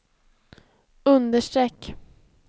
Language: Swedish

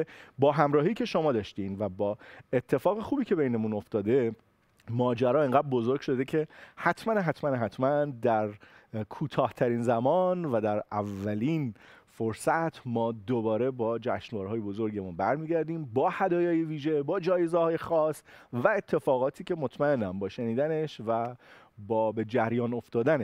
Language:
Persian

